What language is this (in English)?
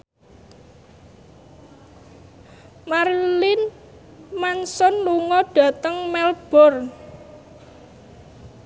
Javanese